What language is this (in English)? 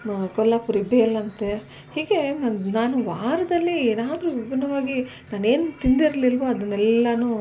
Kannada